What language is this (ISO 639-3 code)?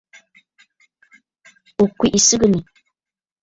bfd